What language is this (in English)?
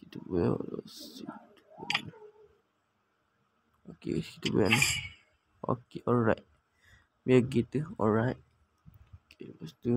Malay